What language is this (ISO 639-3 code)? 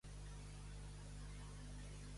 cat